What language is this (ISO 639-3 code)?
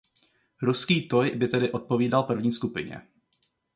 ces